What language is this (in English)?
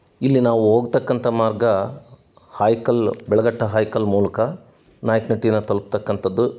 Kannada